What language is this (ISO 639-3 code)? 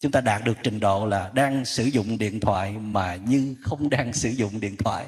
vie